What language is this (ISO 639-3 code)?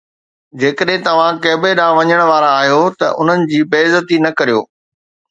snd